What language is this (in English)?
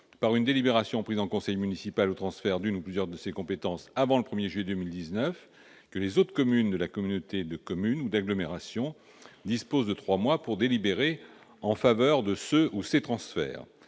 French